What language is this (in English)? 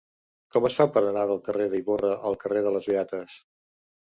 Catalan